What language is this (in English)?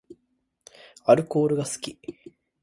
Japanese